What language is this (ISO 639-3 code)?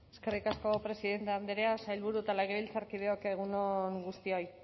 eus